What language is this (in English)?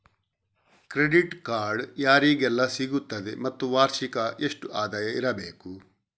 Kannada